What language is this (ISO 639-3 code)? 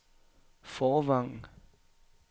dan